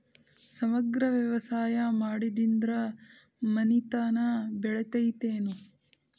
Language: Kannada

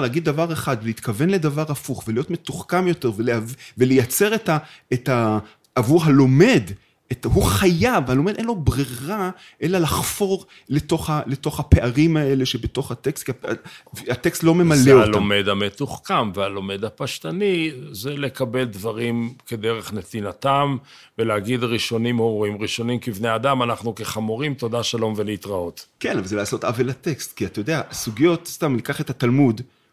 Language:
Hebrew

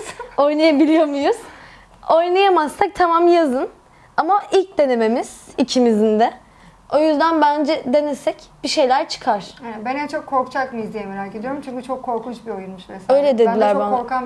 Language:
Turkish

